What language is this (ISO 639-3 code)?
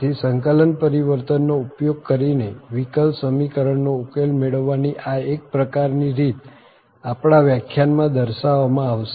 guj